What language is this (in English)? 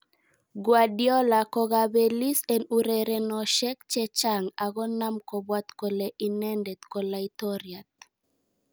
Kalenjin